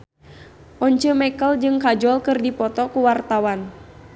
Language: Sundanese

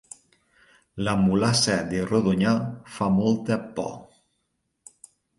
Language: Catalan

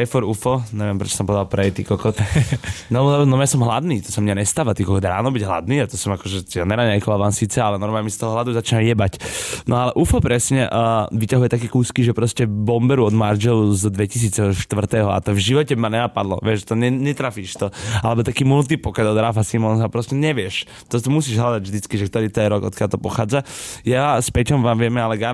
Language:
Slovak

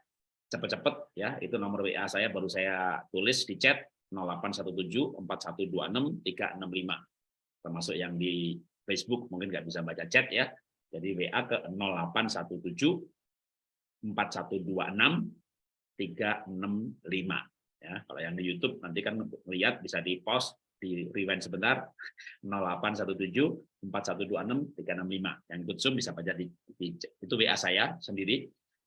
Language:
Indonesian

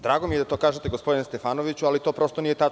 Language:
Serbian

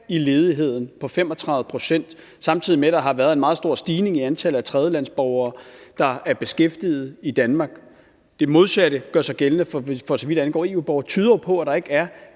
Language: Danish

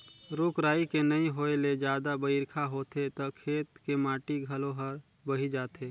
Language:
Chhattisgarhi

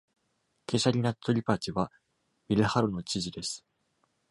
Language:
Japanese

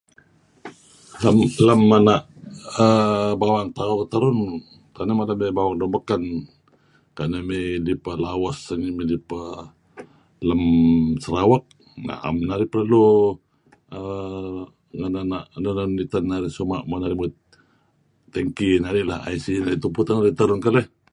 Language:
Kelabit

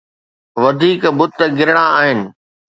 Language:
Sindhi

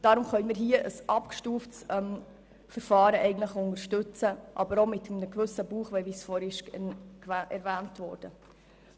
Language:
Swiss German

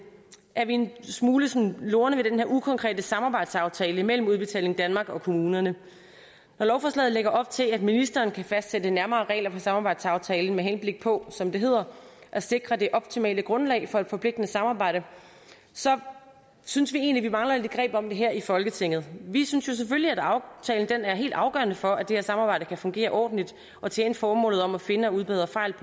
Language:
Danish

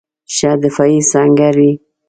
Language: Pashto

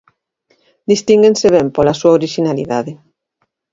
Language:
Galician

